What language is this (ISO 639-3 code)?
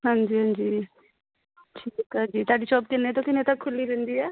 pan